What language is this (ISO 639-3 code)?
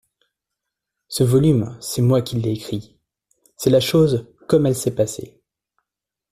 fra